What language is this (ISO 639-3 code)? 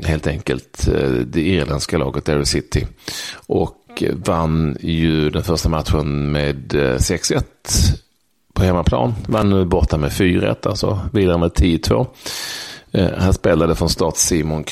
swe